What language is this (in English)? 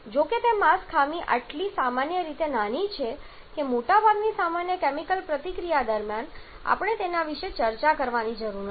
Gujarati